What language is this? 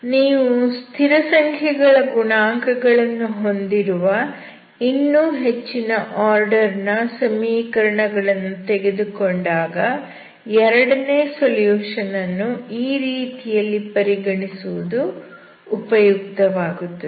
Kannada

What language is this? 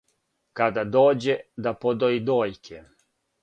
Serbian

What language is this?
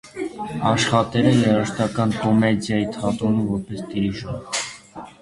Armenian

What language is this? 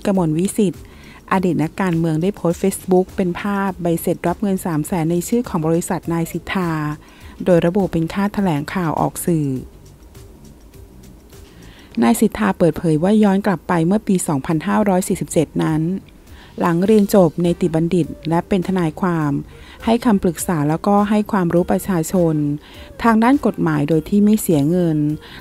Thai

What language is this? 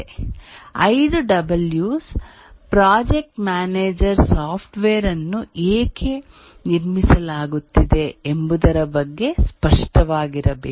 Kannada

